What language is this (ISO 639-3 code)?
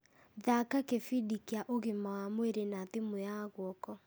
kik